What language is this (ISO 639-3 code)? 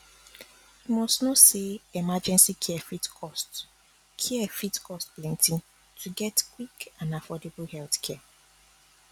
pcm